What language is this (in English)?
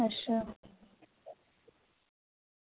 Dogri